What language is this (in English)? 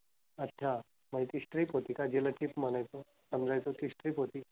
Marathi